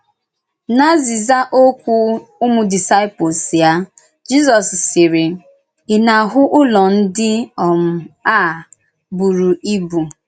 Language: Igbo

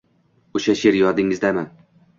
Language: Uzbek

